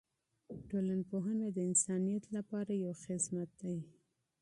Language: Pashto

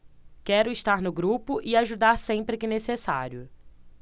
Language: Portuguese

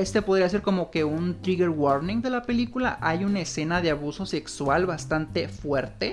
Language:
Spanish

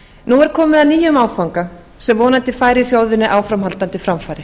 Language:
Icelandic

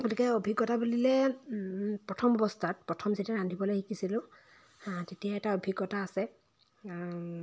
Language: Assamese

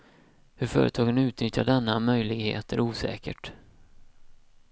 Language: Swedish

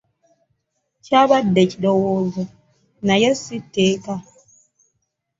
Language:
Ganda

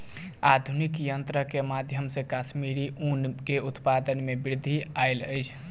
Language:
Maithili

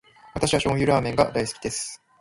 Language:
Japanese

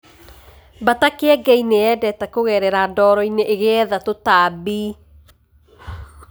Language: Kikuyu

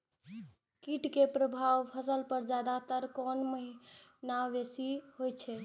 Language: Maithili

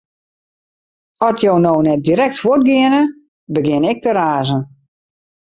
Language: Western Frisian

